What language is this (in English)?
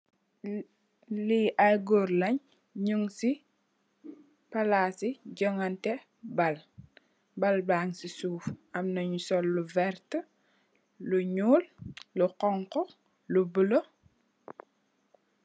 Wolof